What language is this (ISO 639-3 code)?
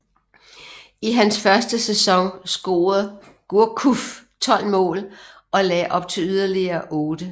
dan